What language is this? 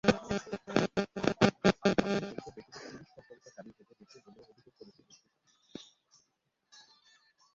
Bangla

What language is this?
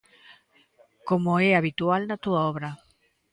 Galician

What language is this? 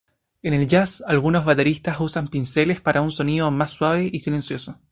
Spanish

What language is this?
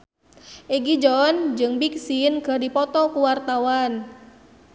Sundanese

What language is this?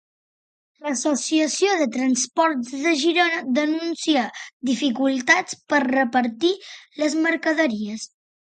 Catalan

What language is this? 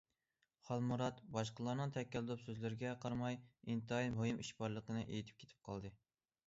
Uyghur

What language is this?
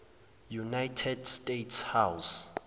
Zulu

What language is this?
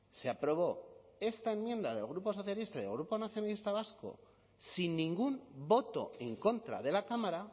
Spanish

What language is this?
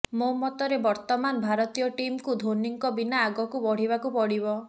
Odia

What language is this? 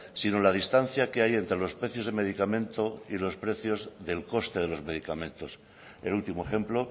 Spanish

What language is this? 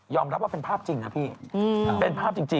Thai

